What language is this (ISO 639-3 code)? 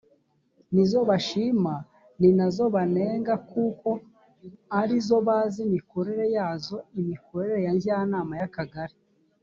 kin